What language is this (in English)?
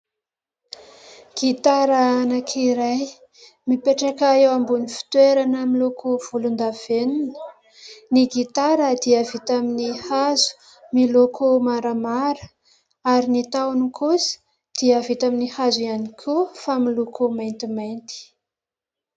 Malagasy